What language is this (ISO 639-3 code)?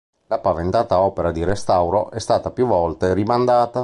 ita